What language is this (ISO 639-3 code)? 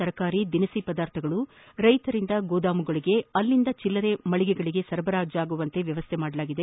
kan